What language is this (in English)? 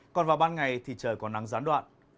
Vietnamese